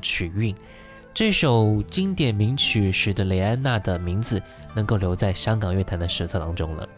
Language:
Chinese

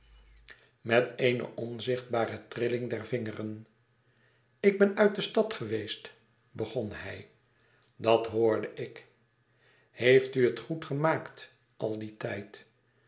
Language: Dutch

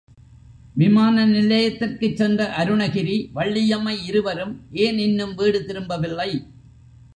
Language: Tamil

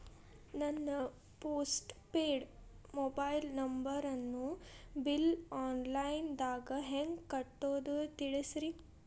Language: Kannada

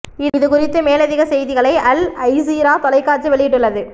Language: Tamil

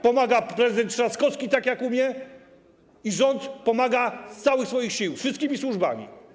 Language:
Polish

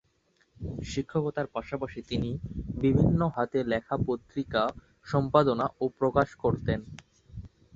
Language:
Bangla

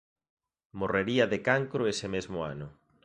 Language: Galician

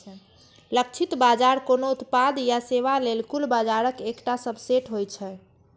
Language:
Maithili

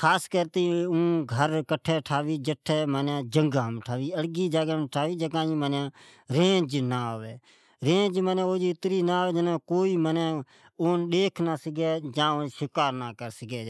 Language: Od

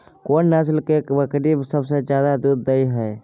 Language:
Maithili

